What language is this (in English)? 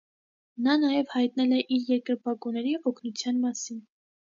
Armenian